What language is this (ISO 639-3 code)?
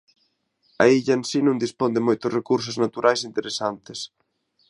glg